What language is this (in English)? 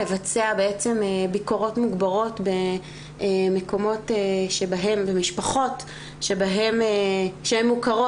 Hebrew